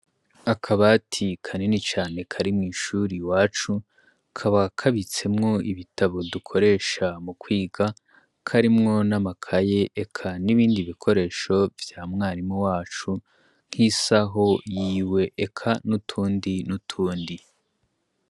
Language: Rundi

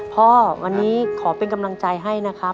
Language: Thai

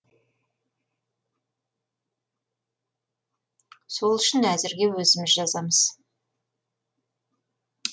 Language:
Kazakh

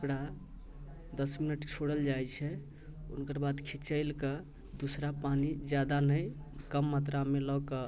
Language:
Maithili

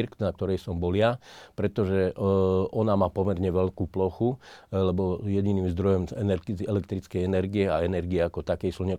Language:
Slovak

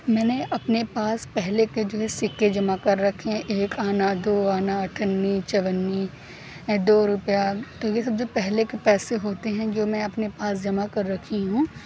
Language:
Urdu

